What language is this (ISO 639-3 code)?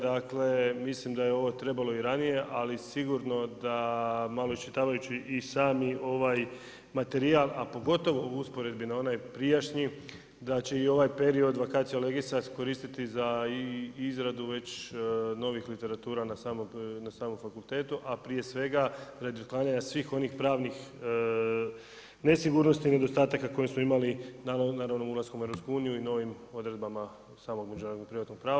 hrv